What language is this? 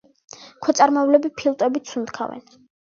Georgian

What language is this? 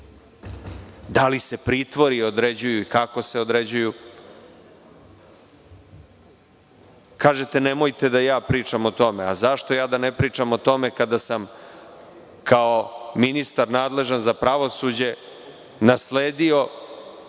Serbian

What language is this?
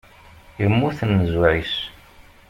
Kabyle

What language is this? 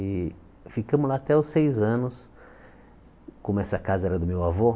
Portuguese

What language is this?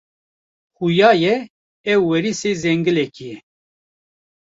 Kurdish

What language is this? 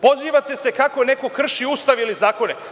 Serbian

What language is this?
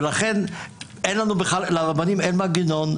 Hebrew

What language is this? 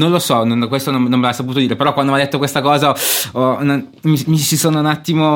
Italian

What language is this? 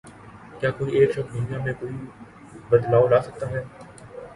Urdu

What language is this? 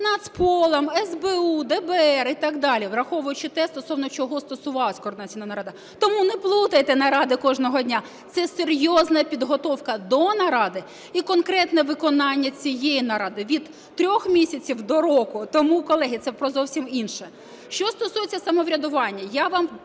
Ukrainian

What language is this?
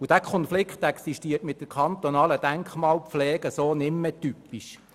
Swiss German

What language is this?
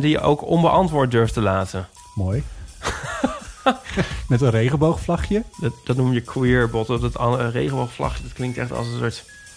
Dutch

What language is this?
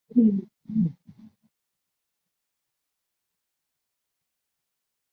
Chinese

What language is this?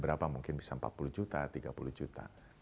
Indonesian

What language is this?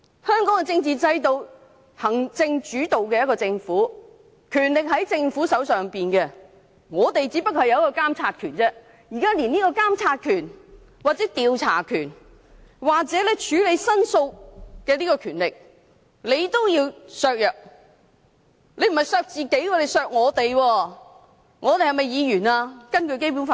Cantonese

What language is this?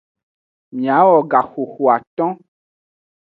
Aja (Benin)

